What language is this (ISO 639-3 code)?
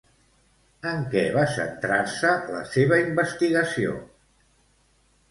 cat